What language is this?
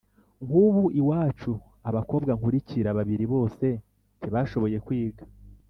Kinyarwanda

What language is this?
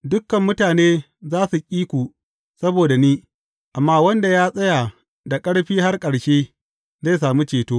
Hausa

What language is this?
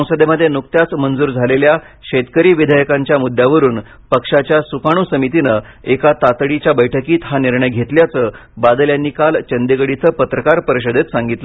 Marathi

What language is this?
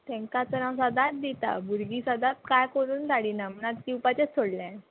Konkani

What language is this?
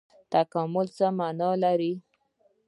Pashto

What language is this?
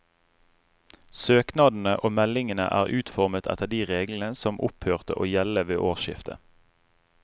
Norwegian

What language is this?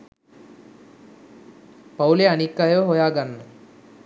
Sinhala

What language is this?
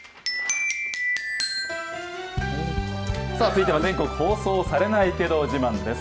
Japanese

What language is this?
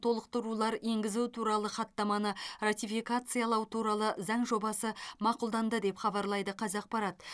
Kazakh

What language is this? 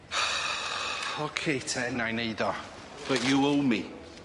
Welsh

